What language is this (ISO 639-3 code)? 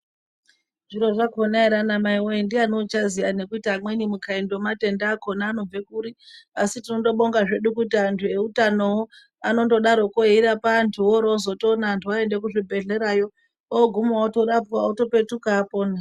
ndc